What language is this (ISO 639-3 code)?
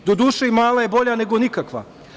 srp